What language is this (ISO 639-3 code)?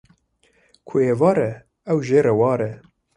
kur